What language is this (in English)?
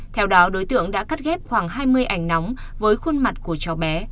Vietnamese